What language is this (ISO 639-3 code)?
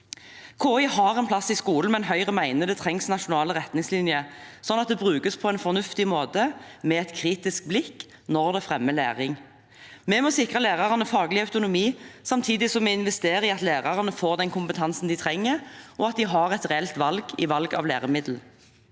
nor